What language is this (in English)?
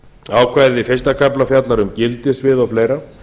Icelandic